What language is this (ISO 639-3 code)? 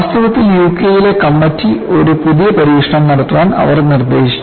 mal